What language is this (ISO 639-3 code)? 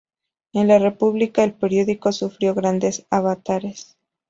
spa